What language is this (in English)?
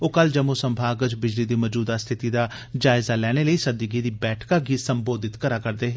Dogri